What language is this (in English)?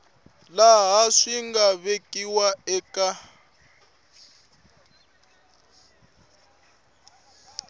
Tsonga